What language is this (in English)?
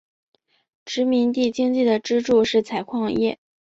Chinese